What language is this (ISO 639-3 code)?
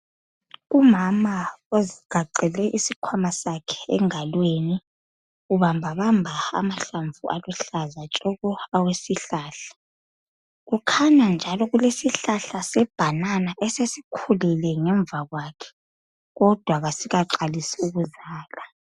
nde